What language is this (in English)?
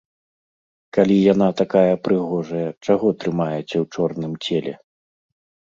Belarusian